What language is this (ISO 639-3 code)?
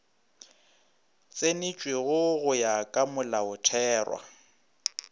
nso